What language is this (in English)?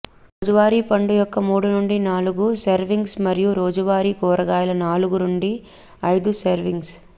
Telugu